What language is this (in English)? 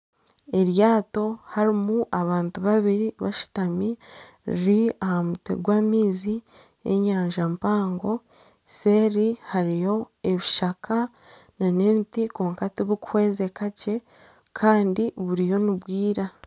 Nyankole